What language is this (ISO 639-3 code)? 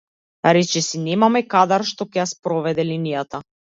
mkd